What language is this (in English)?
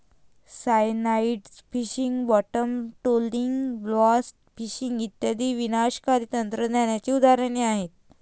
Marathi